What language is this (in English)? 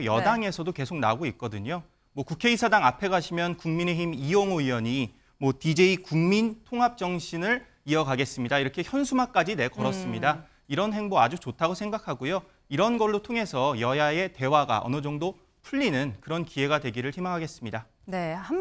Korean